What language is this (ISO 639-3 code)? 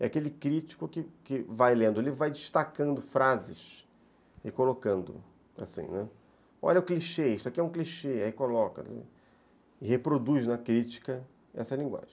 por